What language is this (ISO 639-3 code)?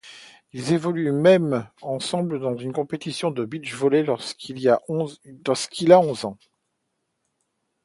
fra